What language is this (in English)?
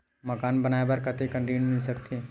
Chhattisgarhi